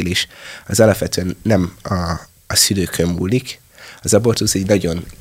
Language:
Hungarian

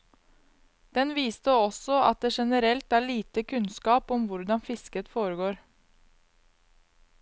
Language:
Norwegian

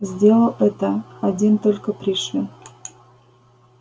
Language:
Russian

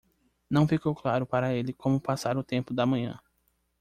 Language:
Portuguese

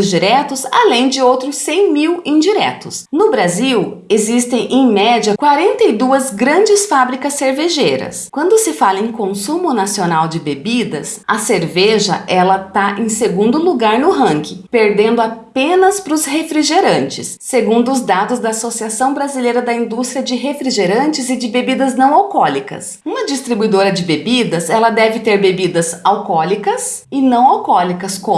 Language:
Portuguese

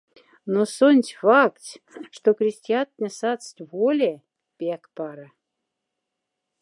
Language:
Moksha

